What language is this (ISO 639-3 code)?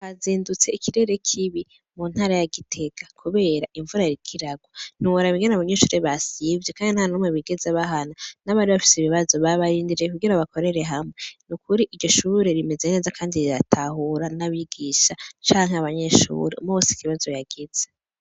run